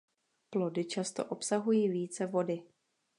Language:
Czech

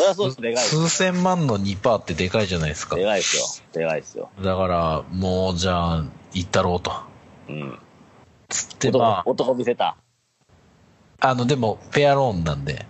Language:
Japanese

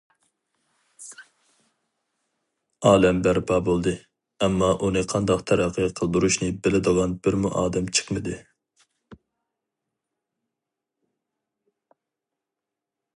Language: Uyghur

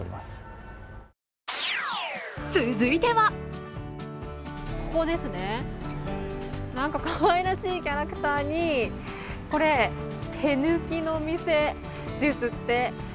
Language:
Japanese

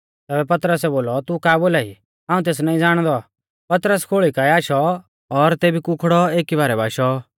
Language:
Mahasu Pahari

